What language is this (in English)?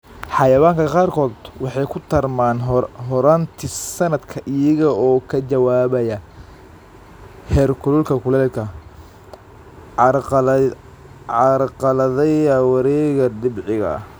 Somali